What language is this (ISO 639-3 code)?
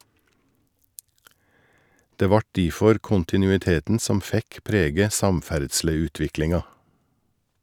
nor